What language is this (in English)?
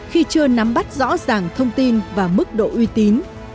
Vietnamese